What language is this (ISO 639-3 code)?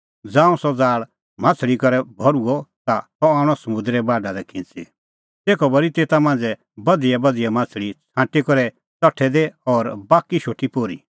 kfx